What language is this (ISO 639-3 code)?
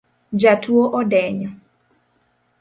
luo